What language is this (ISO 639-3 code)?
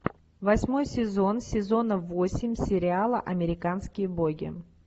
rus